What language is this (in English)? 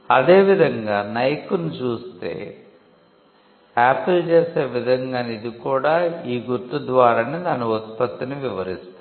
Telugu